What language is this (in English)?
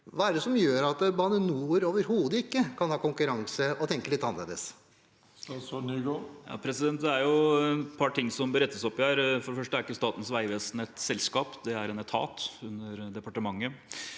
Norwegian